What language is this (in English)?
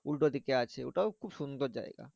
Bangla